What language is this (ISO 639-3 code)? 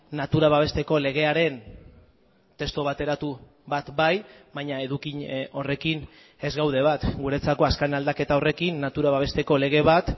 eus